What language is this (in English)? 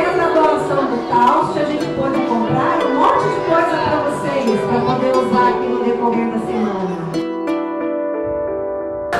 Portuguese